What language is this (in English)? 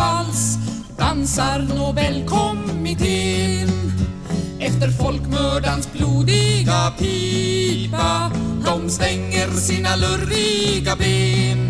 Norwegian